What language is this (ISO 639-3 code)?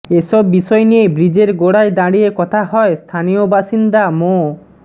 ben